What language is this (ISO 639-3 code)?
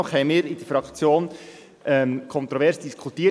gsw